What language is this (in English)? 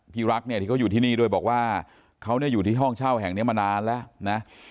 Thai